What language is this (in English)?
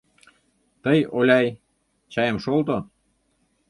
Mari